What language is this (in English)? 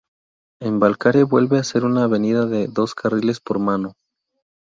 Spanish